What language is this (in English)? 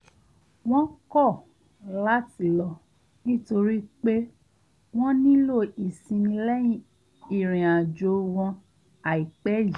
Yoruba